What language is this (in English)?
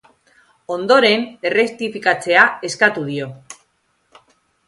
Basque